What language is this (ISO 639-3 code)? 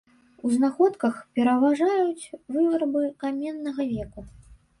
bel